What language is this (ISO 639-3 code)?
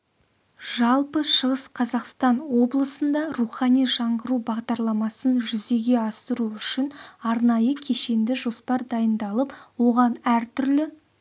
kaz